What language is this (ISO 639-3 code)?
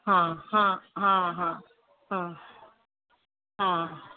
snd